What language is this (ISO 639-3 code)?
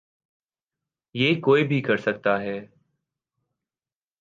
urd